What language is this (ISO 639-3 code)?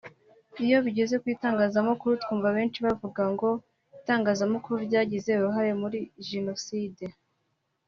kin